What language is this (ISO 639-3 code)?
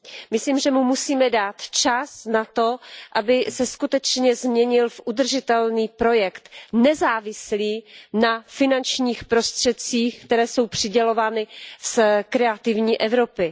ces